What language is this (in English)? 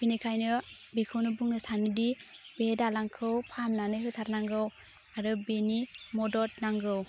Bodo